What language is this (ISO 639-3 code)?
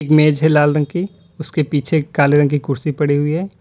hin